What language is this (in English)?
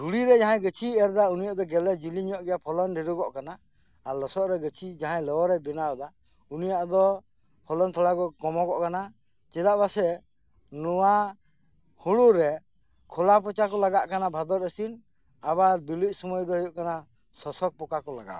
Santali